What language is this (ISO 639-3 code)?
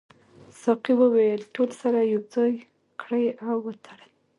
pus